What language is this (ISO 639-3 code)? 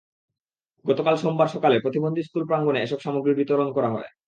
ben